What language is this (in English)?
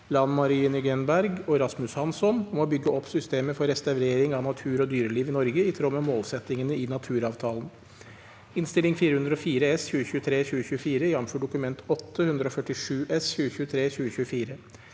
Norwegian